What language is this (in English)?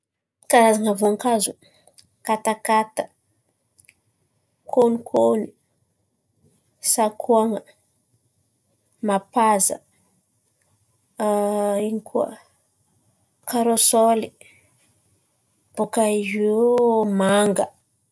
Antankarana Malagasy